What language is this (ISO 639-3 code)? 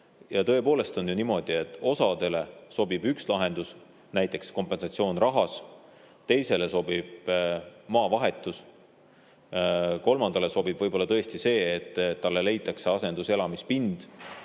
est